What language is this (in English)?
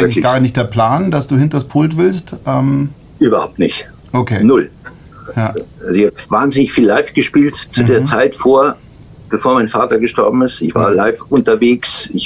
German